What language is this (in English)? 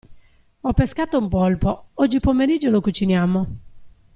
Italian